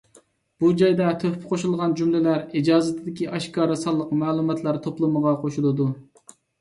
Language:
Uyghur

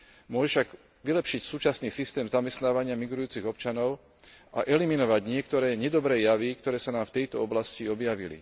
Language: Slovak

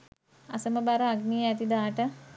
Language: Sinhala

